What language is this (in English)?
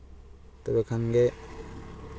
Santali